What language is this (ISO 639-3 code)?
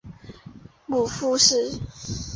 zho